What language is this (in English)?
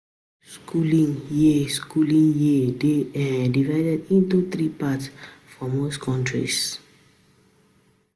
Nigerian Pidgin